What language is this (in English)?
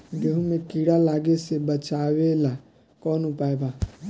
Bhojpuri